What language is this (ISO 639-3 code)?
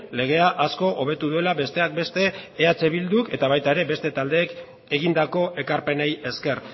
eus